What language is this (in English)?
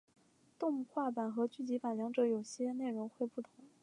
Chinese